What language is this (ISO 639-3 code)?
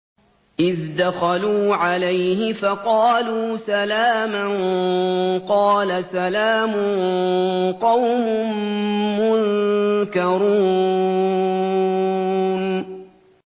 ara